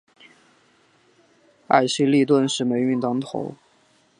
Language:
Chinese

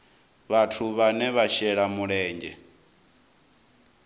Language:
Venda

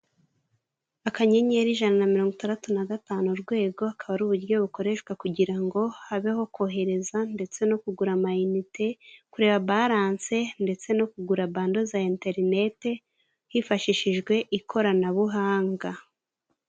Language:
Kinyarwanda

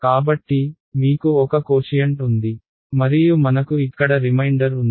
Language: Telugu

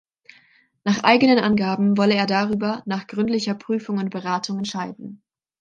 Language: German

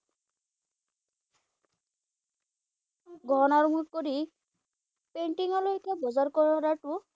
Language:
Assamese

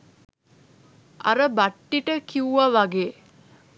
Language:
Sinhala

